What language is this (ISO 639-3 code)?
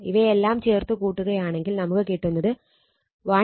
mal